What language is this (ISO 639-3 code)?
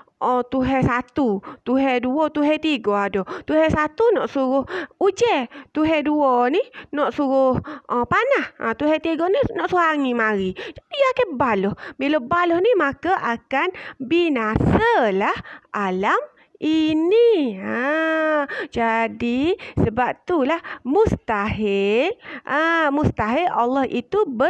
msa